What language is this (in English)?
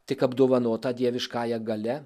Lithuanian